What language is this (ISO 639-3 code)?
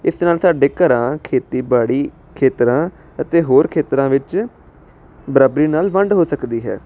pan